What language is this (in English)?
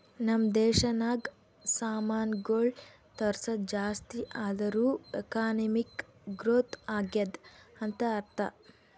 Kannada